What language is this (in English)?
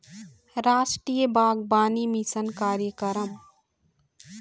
Chhattisgarhi